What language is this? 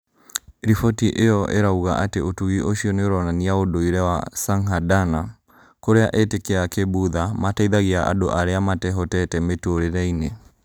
Kikuyu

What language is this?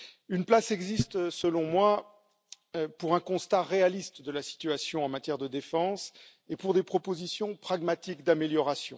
French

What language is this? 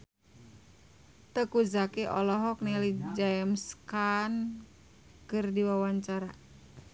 Sundanese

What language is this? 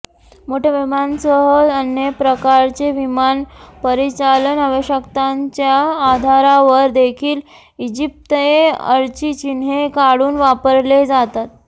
Marathi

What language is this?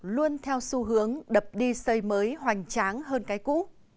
Vietnamese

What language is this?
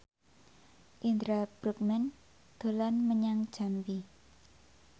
Javanese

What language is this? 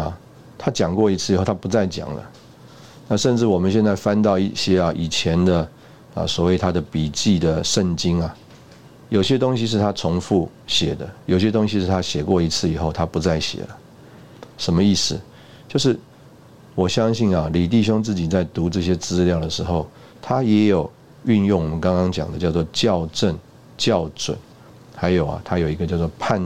Chinese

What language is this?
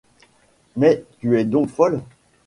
French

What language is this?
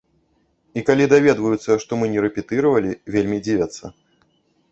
Belarusian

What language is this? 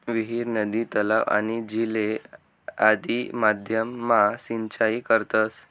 Marathi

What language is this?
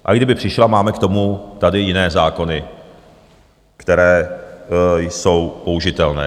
Czech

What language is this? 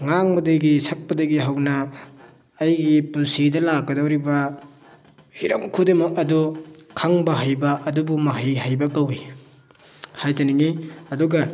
Manipuri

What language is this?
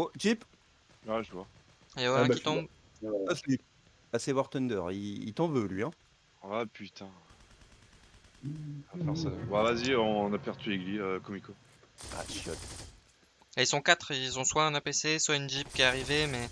French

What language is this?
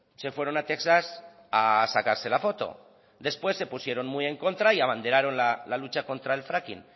Spanish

